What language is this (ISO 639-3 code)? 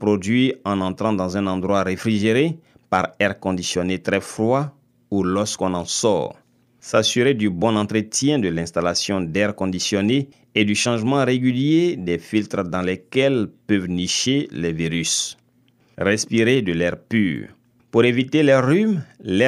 fra